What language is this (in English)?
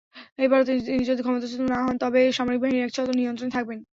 Bangla